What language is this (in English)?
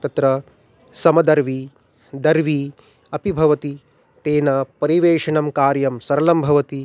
Sanskrit